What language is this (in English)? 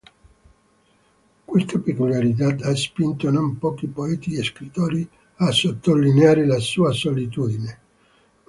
Italian